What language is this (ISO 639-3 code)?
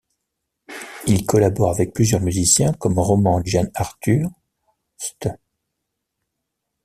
fra